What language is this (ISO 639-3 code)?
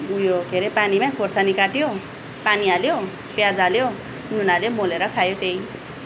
nep